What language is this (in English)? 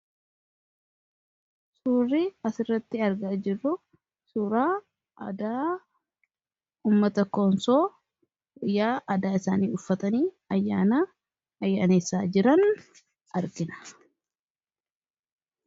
Oromo